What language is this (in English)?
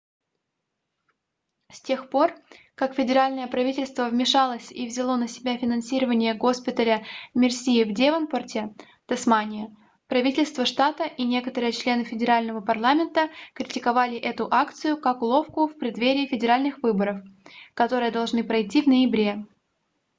Russian